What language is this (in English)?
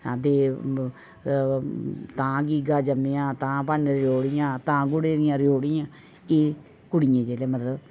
Dogri